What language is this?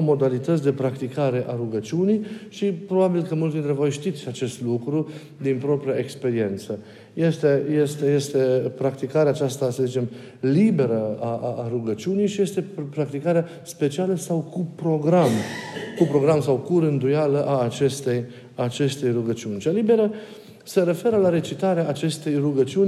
Romanian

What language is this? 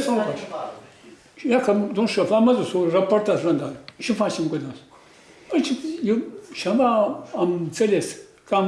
Romanian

